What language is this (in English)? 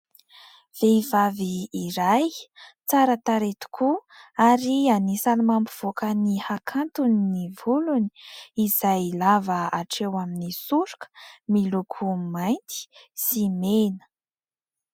Malagasy